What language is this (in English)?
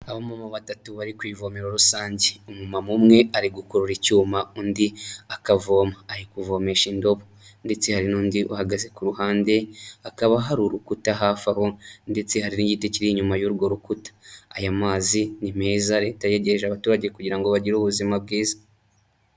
Kinyarwanda